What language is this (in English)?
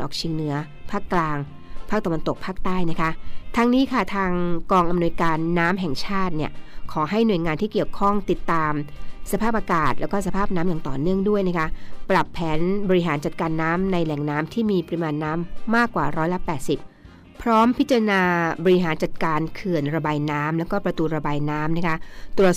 Thai